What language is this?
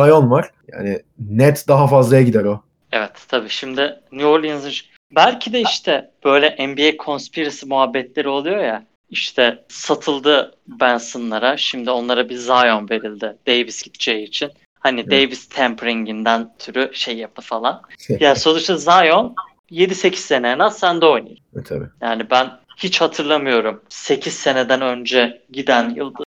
Turkish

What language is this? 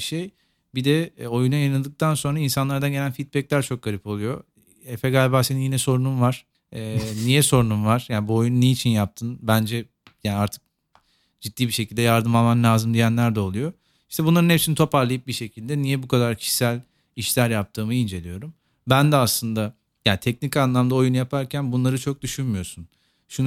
Turkish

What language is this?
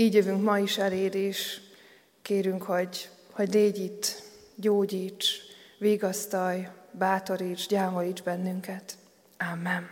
Hungarian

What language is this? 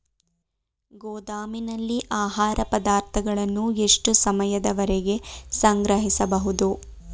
Kannada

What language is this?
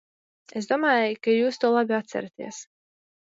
Latvian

